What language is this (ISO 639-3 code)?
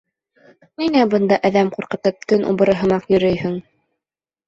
bak